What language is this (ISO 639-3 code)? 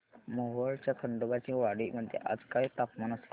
mar